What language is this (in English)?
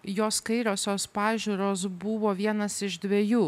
Lithuanian